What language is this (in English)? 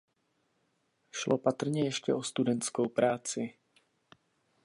Czech